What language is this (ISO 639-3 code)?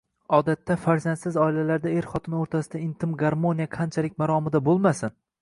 uzb